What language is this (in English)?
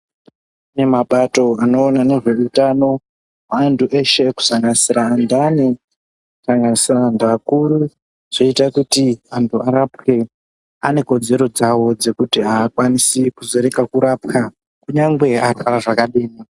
Ndau